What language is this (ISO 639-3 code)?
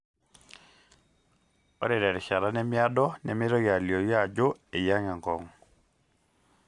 mas